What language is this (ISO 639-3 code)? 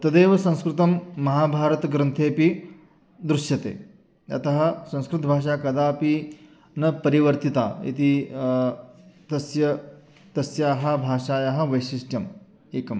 san